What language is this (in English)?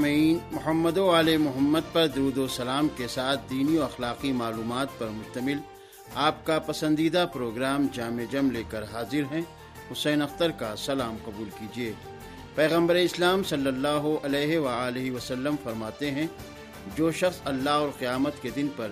Urdu